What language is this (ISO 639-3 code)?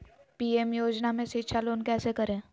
mag